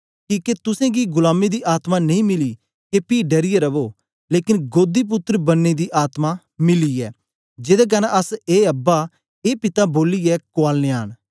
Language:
Dogri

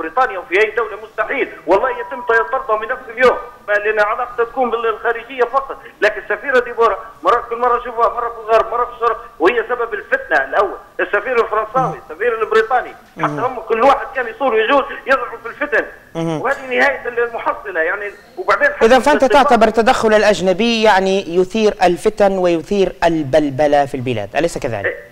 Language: Arabic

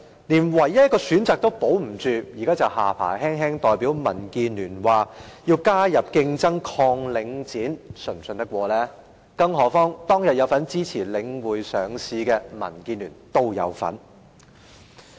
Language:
Cantonese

